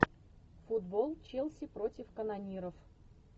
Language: Russian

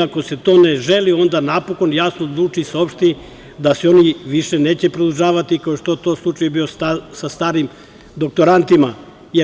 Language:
Serbian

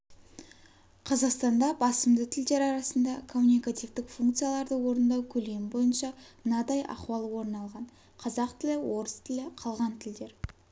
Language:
Kazakh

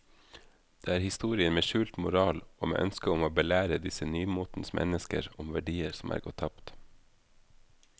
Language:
Norwegian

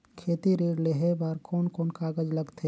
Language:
Chhattisgarhi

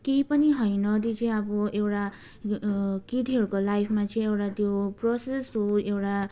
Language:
Nepali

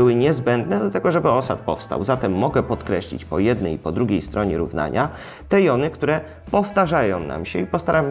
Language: Polish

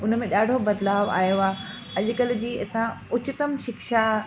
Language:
Sindhi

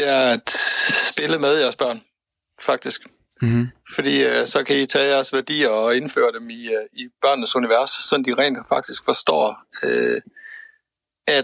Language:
Danish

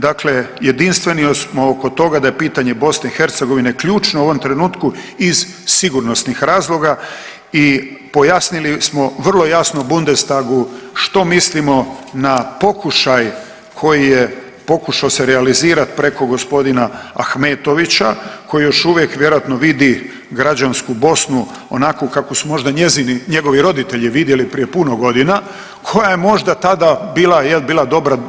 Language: Croatian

